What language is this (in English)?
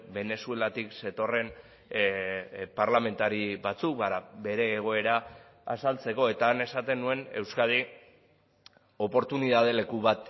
Basque